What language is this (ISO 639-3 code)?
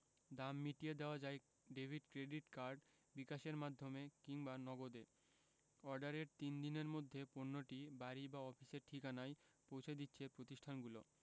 ben